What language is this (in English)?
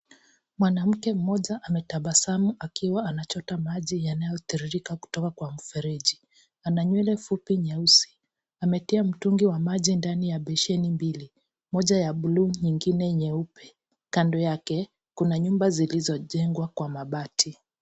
Swahili